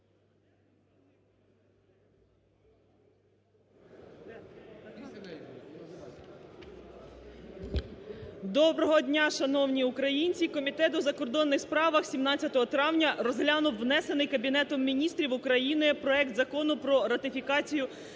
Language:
Ukrainian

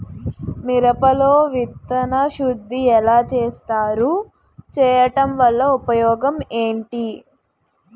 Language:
Telugu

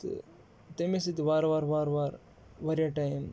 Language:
Kashmiri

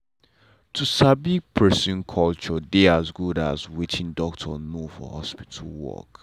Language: Nigerian Pidgin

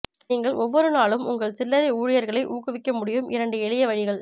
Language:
Tamil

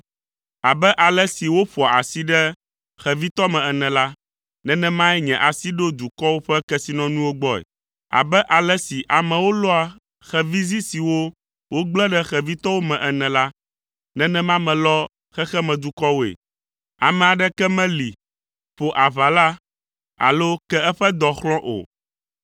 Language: Ewe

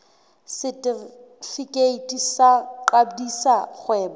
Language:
Southern Sotho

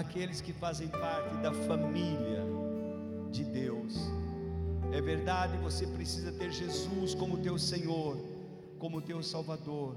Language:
Portuguese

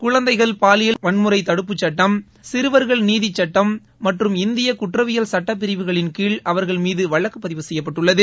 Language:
Tamil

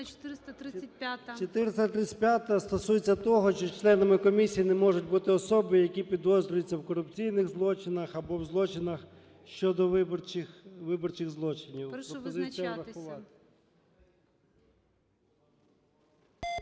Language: Ukrainian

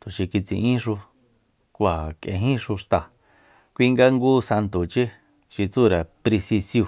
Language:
Soyaltepec Mazatec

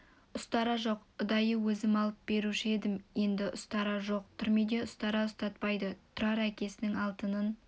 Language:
Kazakh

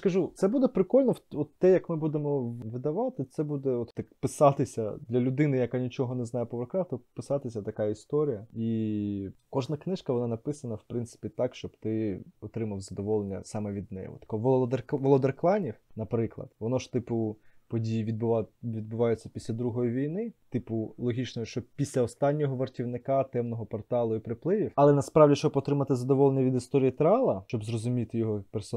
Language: Ukrainian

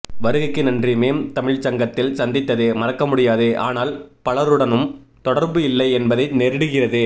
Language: Tamil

